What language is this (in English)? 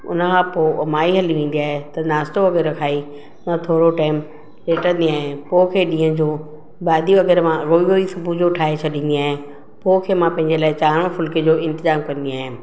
Sindhi